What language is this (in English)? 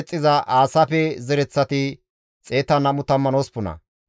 Gamo